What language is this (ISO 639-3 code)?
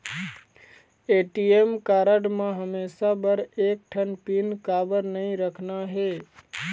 hne